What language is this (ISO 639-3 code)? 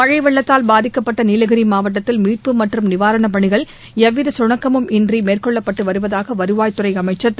tam